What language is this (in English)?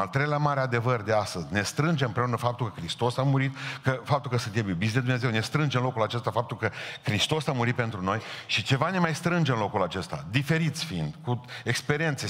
Romanian